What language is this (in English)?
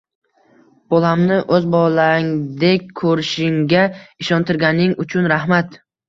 Uzbek